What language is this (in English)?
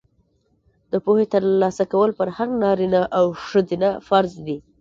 Pashto